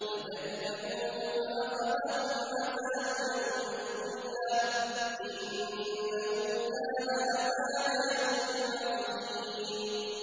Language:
Arabic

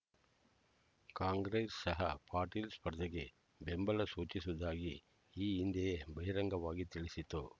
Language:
Kannada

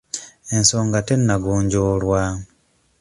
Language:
Ganda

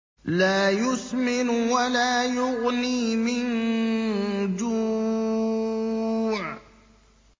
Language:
Arabic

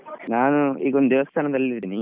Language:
Kannada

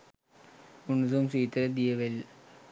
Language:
Sinhala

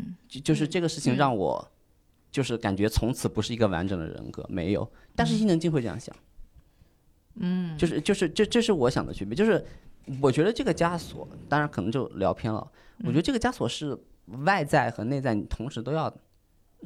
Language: Chinese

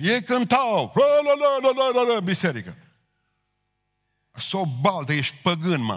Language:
Romanian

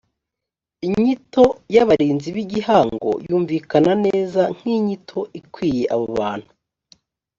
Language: Kinyarwanda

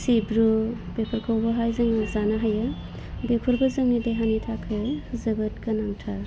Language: Bodo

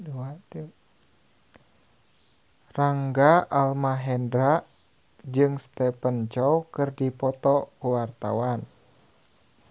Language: Sundanese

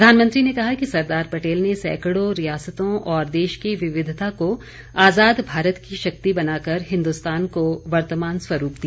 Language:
Hindi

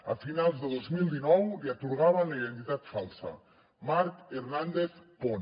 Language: Catalan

